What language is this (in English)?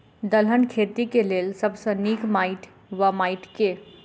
Maithili